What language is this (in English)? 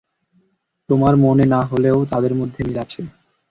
Bangla